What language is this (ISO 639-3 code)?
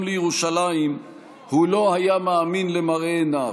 heb